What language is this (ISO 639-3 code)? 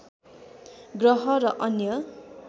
nep